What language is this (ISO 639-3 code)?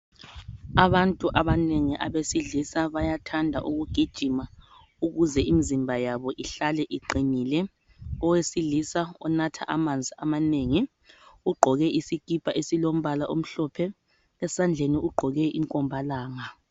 nde